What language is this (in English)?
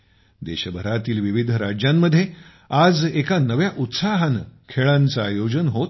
Marathi